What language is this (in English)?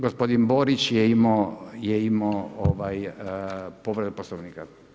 Croatian